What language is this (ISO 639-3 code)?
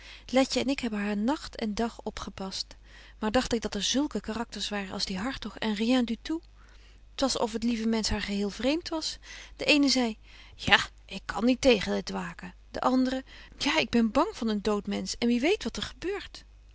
nld